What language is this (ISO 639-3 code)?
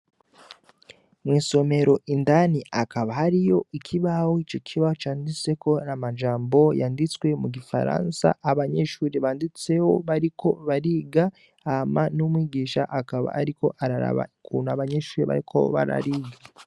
run